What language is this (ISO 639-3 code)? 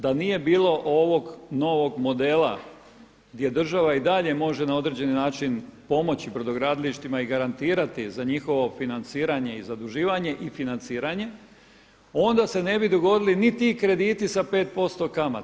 hrv